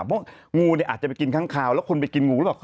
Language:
Thai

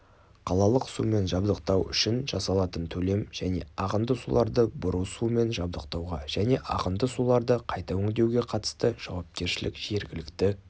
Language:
Kazakh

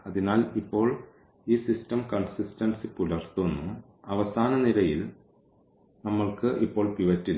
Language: Malayalam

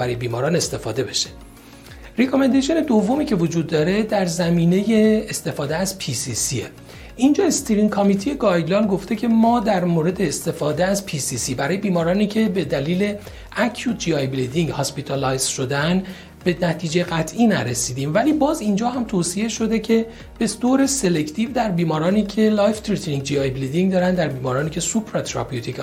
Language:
Persian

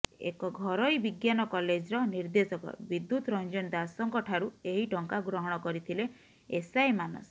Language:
Odia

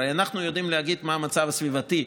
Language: Hebrew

